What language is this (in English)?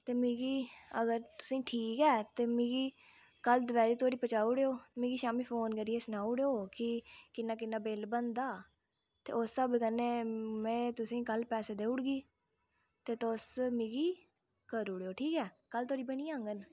Dogri